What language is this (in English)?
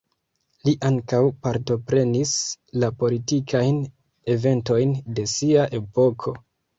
Esperanto